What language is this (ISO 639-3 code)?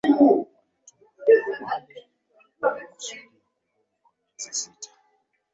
swa